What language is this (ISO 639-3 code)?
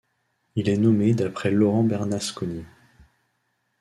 fra